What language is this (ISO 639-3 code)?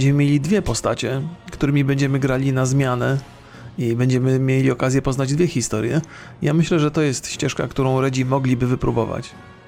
pol